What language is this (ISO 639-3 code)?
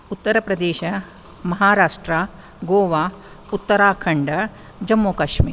san